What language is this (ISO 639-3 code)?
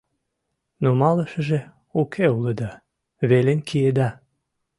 chm